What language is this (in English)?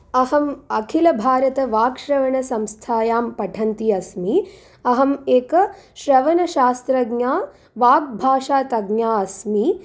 Sanskrit